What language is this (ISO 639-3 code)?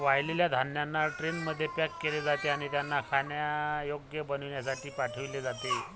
mar